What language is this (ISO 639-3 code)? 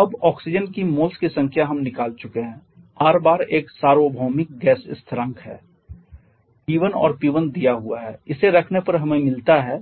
hin